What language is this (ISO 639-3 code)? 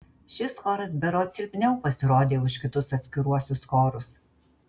lit